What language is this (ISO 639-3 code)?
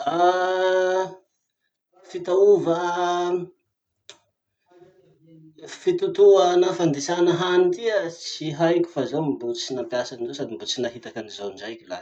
msh